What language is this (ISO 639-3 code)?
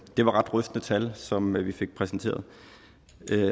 dan